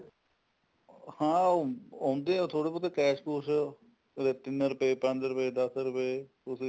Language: Punjabi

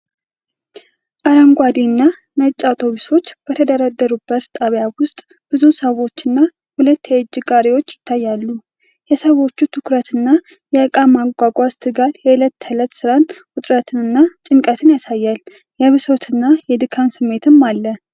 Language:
Amharic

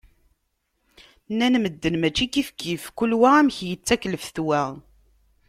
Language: Kabyle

